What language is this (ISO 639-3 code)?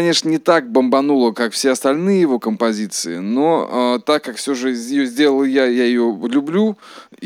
rus